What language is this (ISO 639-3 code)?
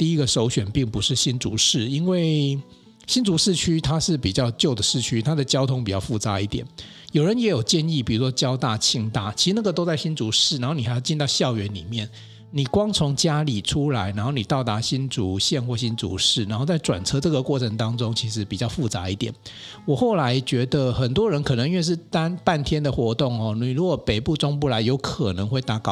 zho